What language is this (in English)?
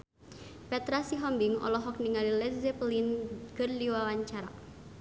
Sundanese